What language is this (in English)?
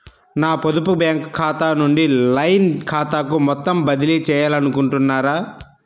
Telugu